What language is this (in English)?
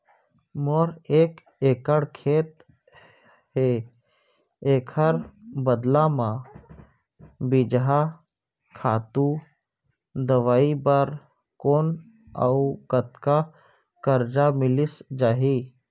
Chhattisgarhi